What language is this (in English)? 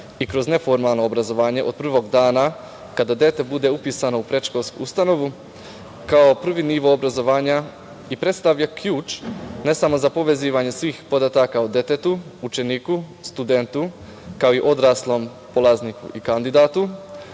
Serbian